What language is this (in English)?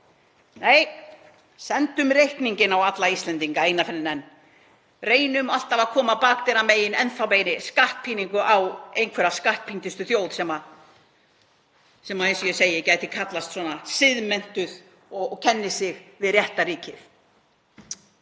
Icelandic